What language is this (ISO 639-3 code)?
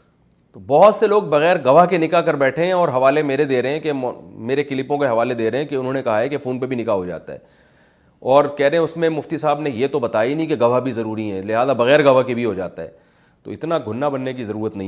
urd